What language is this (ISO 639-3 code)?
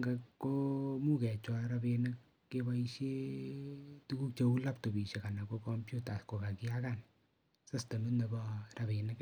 kln